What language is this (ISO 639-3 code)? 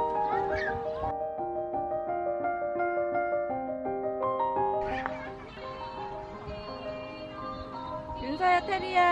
kor